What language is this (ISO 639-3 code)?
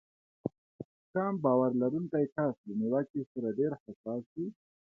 pus